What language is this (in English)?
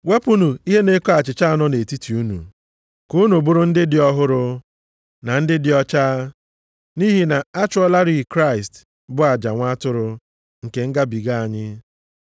Igbo